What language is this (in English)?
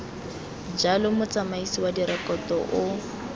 Tswana